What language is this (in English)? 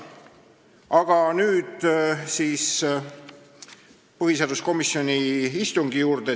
Estonian